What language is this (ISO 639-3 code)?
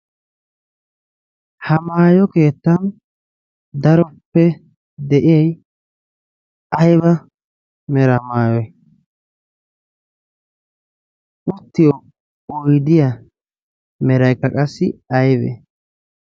wal